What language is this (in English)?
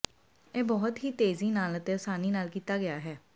Punjabi